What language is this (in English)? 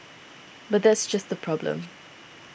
English